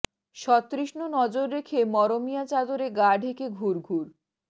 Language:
Bangla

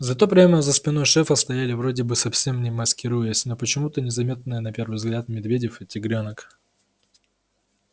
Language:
Russian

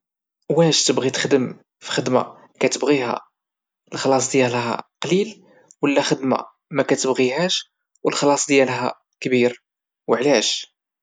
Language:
Moroccan Arabic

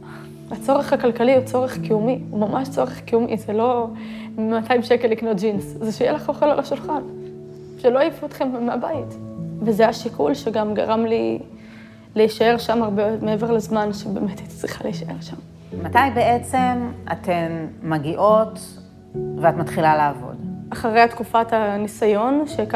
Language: Hebrew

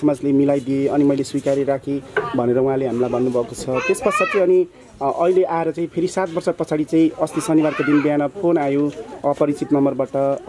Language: Indonesian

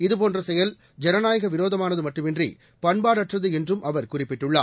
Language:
Tamil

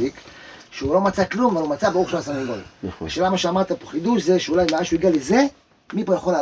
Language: Hebrew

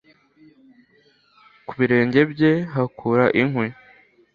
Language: Kinyarwanda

